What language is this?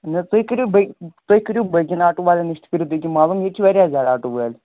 Kashmiri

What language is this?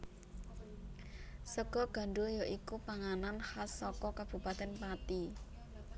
Javanese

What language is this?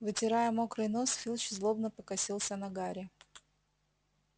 Russian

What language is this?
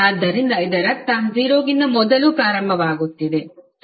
Kannada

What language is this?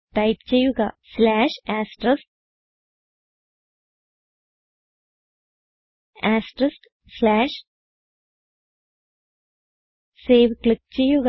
Malayalam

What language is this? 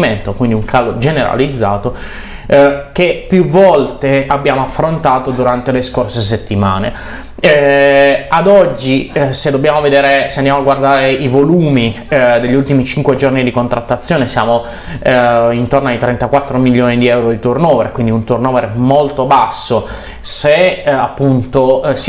Italian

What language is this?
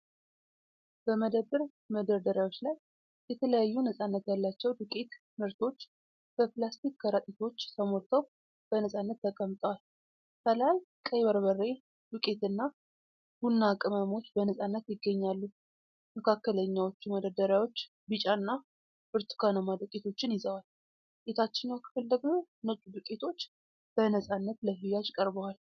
Amharic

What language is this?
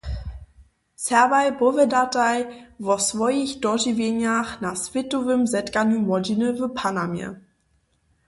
Upper Sorbian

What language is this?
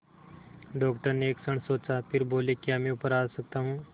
Hindi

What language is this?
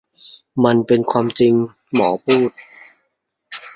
Thai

